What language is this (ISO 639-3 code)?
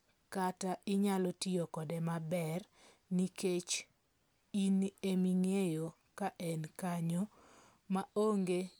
luo